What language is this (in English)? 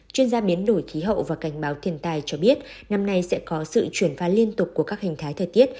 Vietnamese